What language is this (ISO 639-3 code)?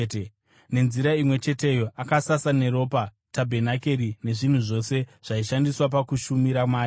sna